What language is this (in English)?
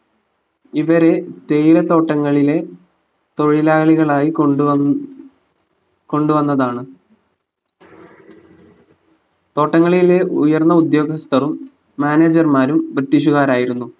Malayalam